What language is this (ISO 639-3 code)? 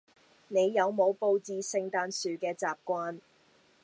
yue